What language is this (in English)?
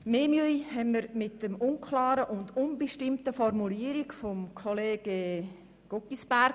Swiss German